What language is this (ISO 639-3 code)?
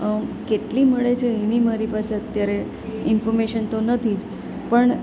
guj